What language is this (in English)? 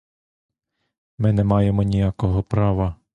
Ukrainian